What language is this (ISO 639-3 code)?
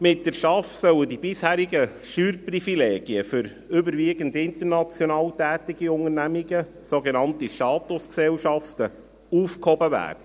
gsw